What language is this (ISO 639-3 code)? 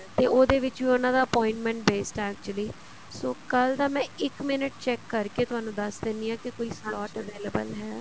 pan